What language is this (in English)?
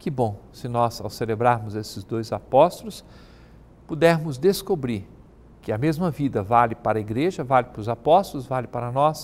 Portuguese